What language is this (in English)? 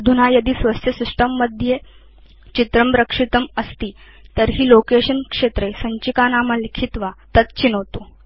Sanskrit